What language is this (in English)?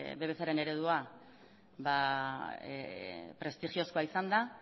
Basque